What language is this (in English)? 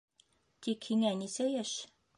Bashkir